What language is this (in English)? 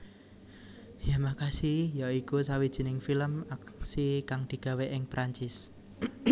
Javanese